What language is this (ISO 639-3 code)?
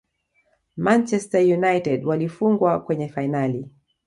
swa